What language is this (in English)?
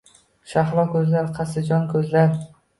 Uzbek